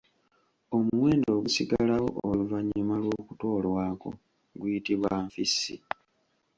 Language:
Ganda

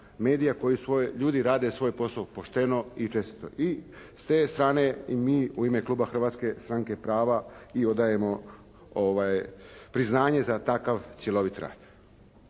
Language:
Croatian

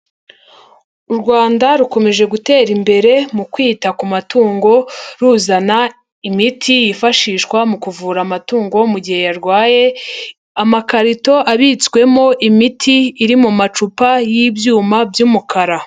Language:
Kinyarwanda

